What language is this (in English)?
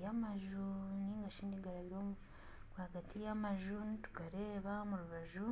Nyankole